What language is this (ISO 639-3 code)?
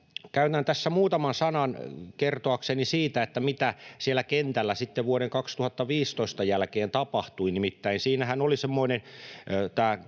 fin